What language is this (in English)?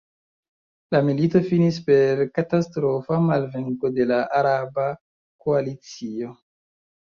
Esperanto